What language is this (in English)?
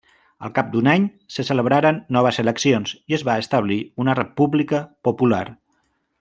Catalan